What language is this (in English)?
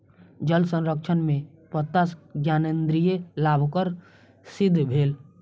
Maithili